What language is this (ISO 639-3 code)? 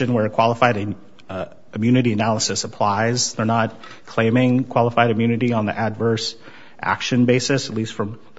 eng